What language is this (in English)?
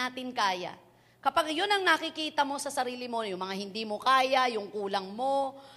Filipino